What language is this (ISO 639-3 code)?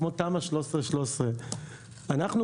heb